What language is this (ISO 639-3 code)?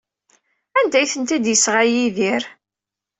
kab